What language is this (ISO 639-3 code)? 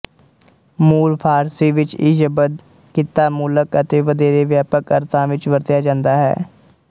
pan